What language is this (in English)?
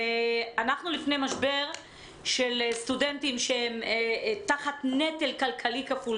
Hebrew